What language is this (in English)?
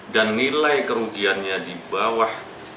Indonesian